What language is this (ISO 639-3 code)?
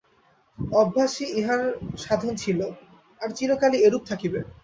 ben